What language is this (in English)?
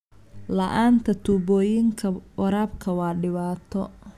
Somali